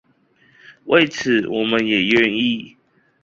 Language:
Chinese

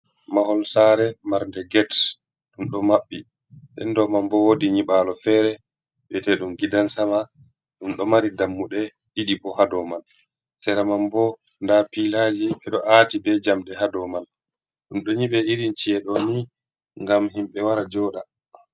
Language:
Fula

